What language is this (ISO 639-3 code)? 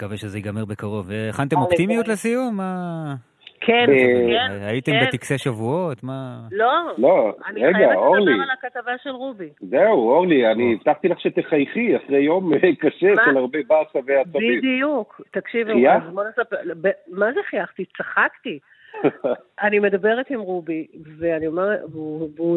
heb